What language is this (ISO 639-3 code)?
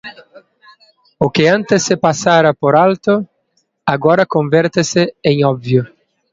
glg